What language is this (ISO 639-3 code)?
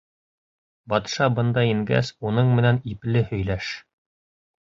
bak